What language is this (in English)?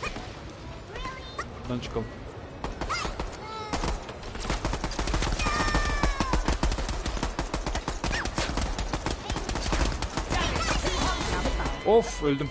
Turkish